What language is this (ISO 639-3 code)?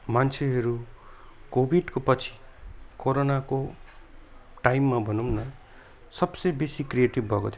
nep